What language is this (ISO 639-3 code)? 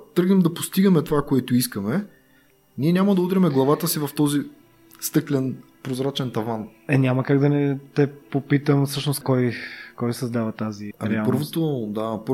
bul